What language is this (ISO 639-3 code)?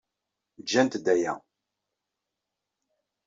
kab